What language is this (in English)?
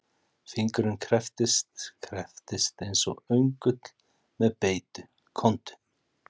Icelandic